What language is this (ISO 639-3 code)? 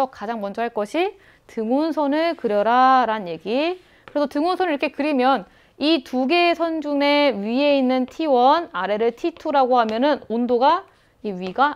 kor